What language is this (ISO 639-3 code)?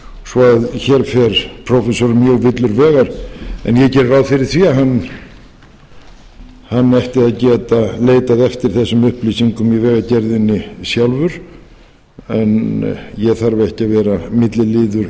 isl